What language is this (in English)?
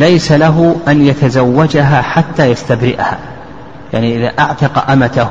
Arabic